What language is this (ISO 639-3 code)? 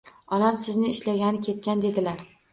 uzb